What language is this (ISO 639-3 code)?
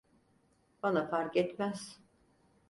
tur